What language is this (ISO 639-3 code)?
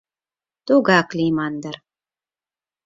chm